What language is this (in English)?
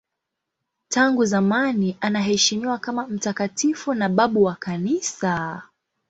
Swahili